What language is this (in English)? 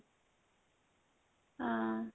Odia